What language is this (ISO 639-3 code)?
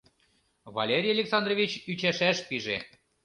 chm